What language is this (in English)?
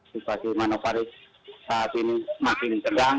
Indonesian